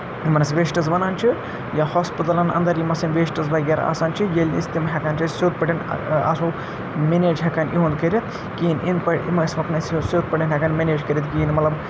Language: Kashmiri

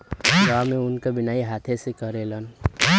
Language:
Bhojpuri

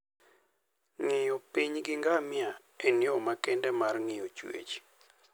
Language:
Luo (Kenya and Tanzania)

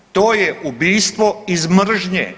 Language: Croatian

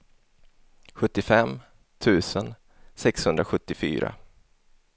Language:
Swedish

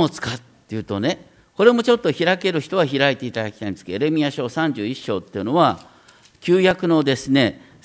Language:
Japanese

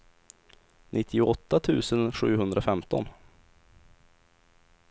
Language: Swedish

